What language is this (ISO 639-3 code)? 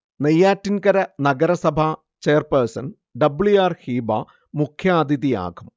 mal